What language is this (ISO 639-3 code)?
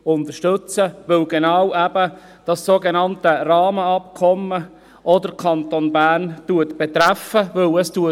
gsw